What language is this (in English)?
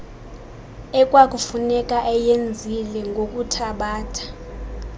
Xhosa